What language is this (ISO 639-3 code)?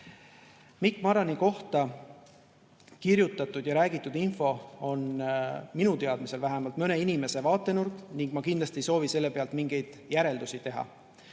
est